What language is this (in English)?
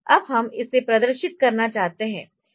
Hindi